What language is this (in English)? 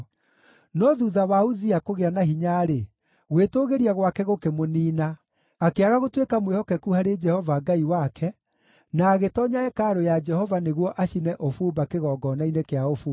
Kikuyu